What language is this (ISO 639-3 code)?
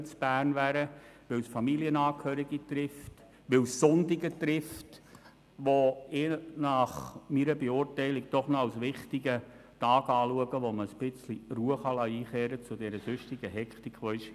gsw